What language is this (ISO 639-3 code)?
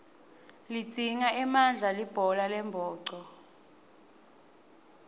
ssw